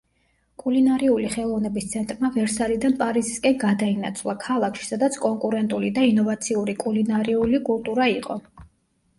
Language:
Georgian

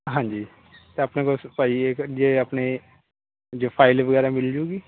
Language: Punjabi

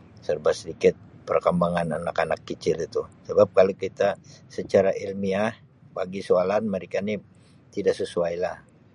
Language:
Sabah Malay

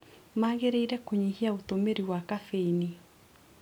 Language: Kikuyu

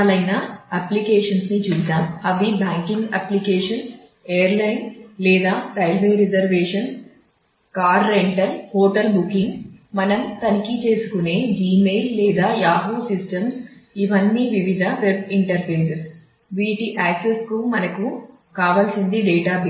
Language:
Telugu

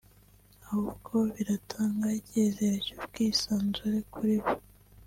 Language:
Kinyarwanda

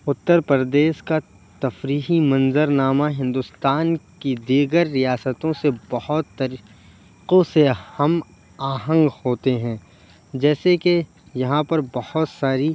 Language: Urdu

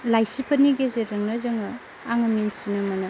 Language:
Bodo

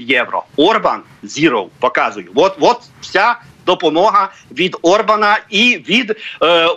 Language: Ukrainian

